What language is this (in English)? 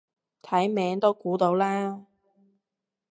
Cantonese